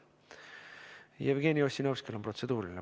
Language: Estonian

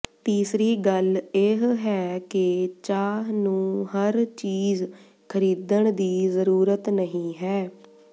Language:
Punjabi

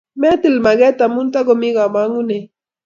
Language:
Kalenjin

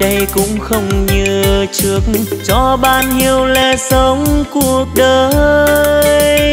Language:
Vietnamese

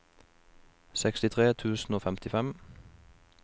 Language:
Norwegian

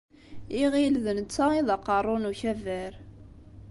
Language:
Kabyle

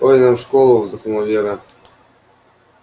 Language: Russian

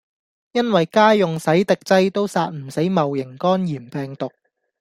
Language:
Cantonese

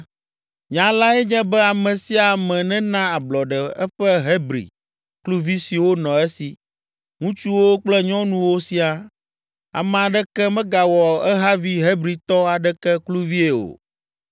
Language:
Ewe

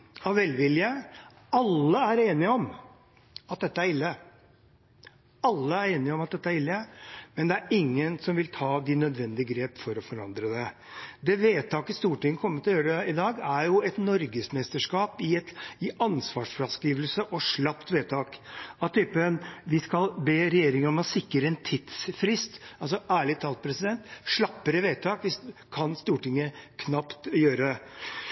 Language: Norwegian Bokmål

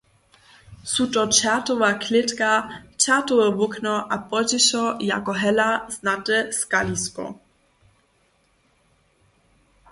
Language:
Upper Sorbian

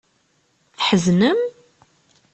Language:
Kabyle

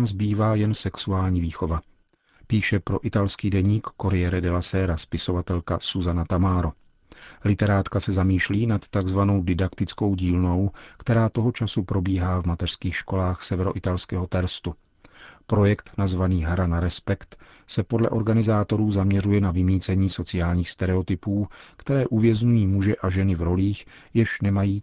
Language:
Czech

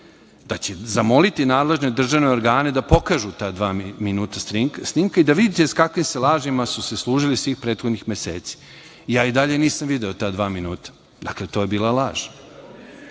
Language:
Serbian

